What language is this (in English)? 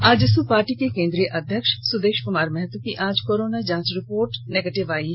Hindi